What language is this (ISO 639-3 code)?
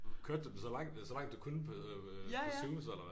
dan